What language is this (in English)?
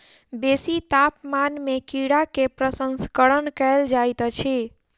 Maithili